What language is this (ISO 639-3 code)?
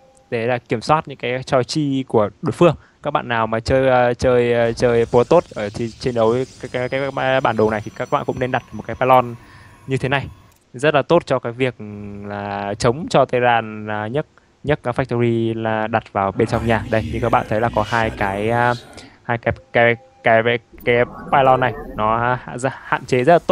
vie